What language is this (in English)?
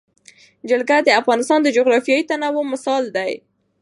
Pashto